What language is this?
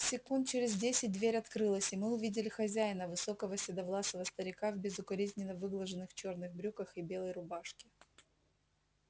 Russian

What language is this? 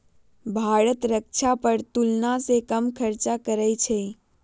Magahi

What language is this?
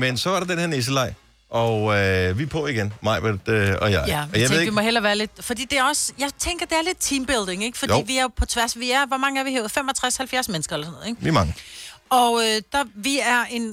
Danish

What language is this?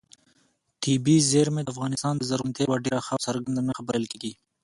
Pashto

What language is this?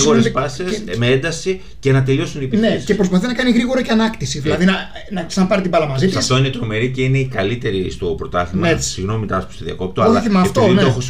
Greek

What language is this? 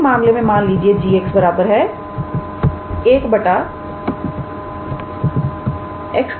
Hindi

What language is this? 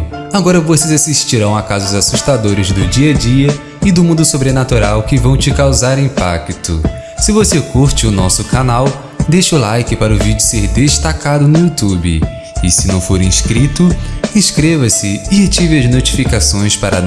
Portuguese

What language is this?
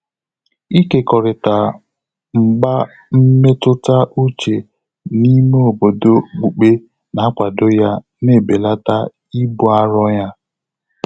Igbo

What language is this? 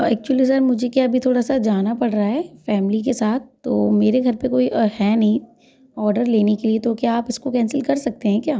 Hindi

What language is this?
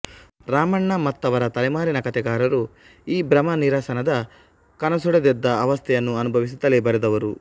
Kannada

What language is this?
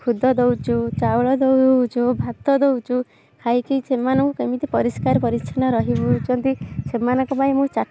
Odia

